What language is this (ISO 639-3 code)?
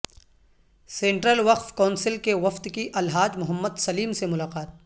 urd